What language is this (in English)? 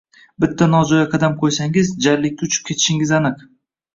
Uzbek